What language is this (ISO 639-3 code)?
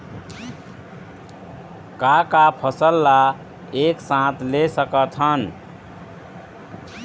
hne